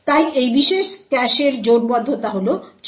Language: Bangla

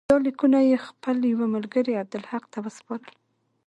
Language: Pashto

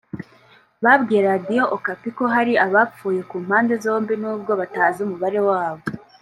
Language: Kinyarwanda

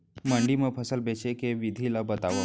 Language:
Chhattisgarhi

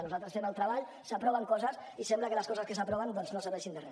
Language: Catalan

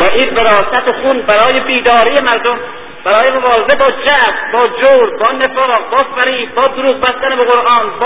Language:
Persian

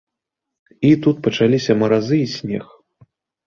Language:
Belarusian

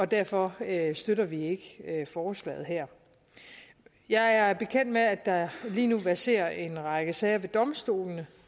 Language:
Danish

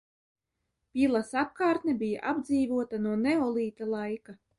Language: Latvian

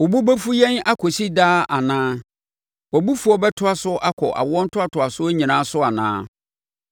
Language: Akan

